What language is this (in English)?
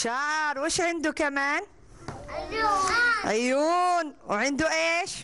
Arabic